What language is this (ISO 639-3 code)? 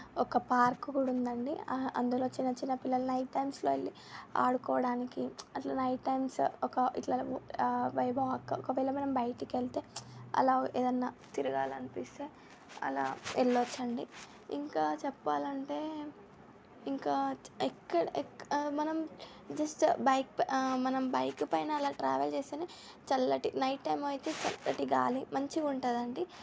tel